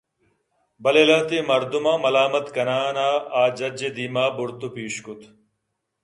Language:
Eastern Balochi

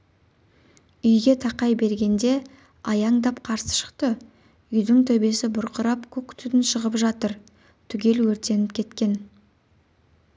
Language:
Kazakh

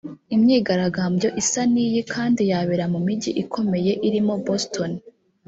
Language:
Kinyarwanda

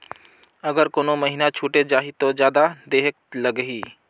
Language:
Chhattisgarhi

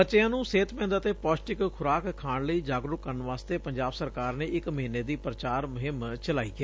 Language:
Punjabi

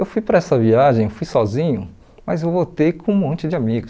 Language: Portuguese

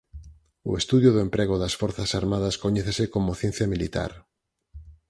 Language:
Galician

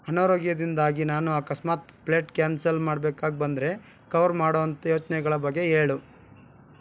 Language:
Kannada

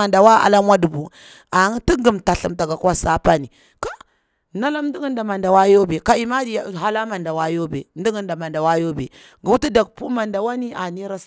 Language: Bura-Pabir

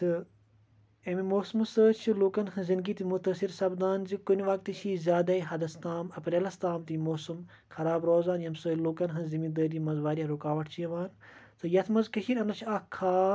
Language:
Kashmiri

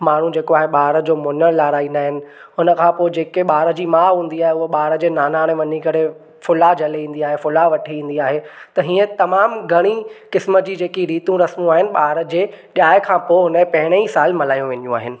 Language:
Sindhi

